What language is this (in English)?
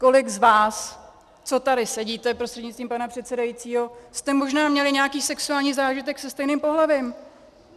Czech